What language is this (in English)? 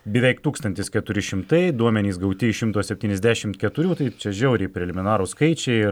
Lithuanian